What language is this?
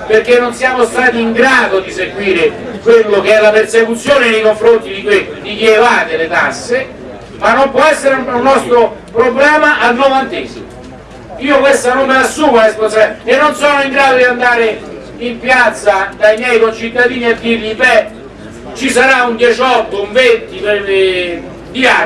Italian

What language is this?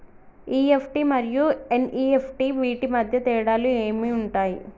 Telugu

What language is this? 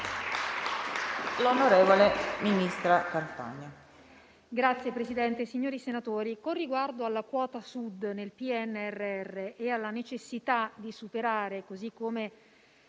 Italian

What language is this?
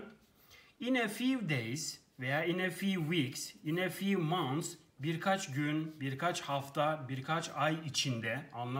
Turkish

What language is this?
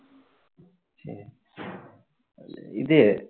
Tamil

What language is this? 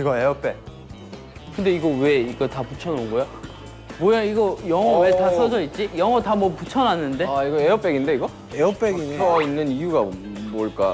Korean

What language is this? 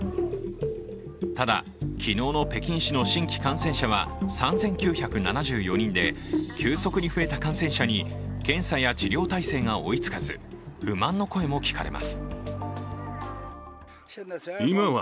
Japanese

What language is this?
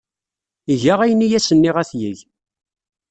Kabyle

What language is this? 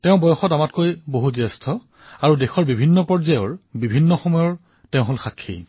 Assamese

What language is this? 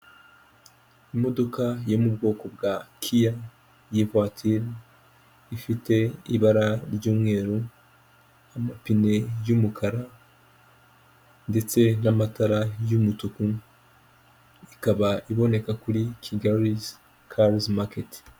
Kinyarwanda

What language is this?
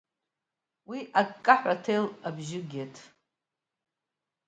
Abkhazian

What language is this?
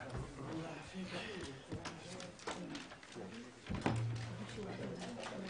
Hebrew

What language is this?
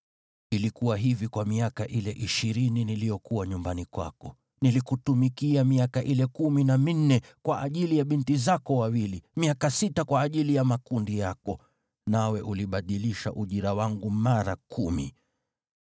Swahili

